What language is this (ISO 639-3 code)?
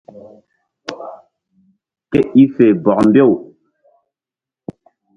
mdd